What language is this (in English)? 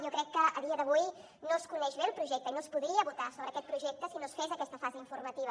Catalan